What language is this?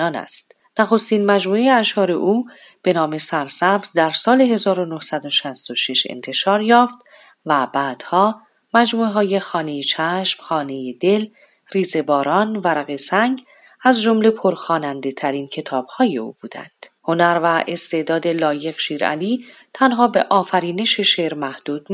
Persian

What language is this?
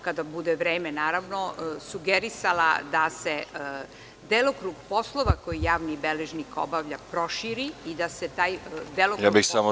Serbian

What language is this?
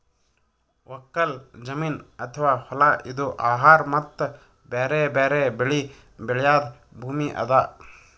Kannada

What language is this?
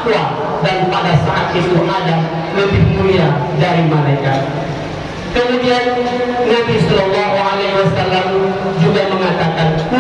Indonesian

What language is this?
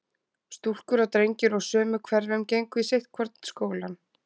Icelandic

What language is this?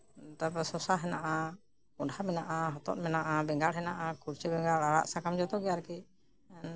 Santali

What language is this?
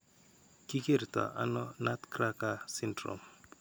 Kalenjin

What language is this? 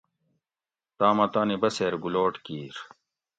Gawri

